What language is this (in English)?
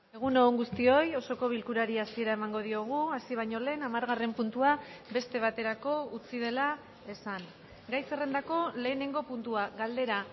Basque